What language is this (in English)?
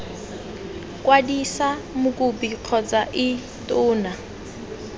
Tswana